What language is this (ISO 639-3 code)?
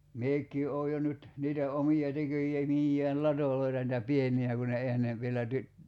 fin